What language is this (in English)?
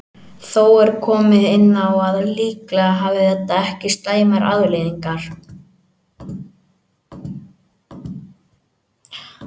Icelandic